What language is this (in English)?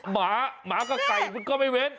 Thai